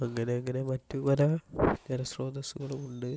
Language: Malayalam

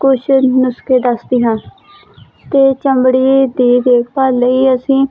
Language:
Punjabi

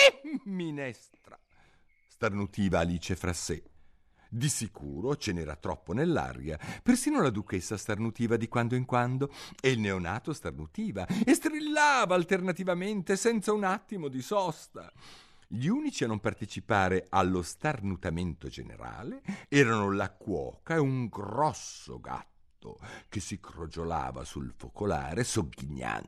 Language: Italian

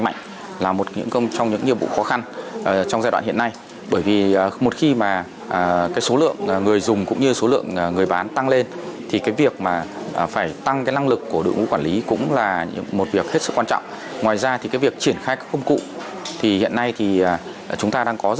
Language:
Vietnamese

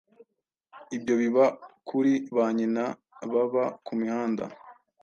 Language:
Kinyarwanda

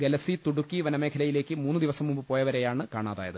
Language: Malayalam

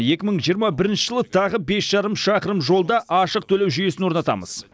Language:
Kazakh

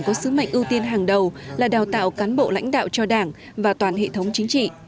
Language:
Vietnamese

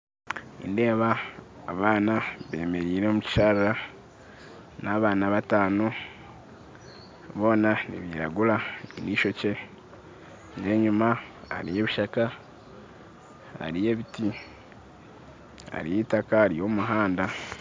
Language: Nyankole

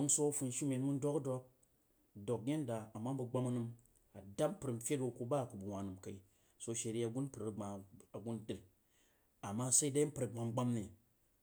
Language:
Jiba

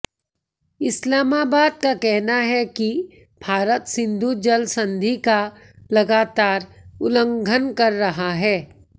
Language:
Hindi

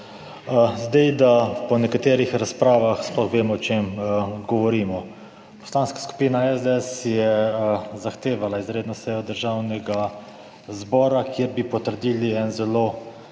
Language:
Slovenian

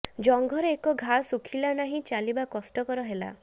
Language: Odia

